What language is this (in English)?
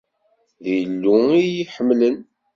Kabyle